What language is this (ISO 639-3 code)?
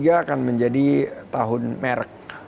ind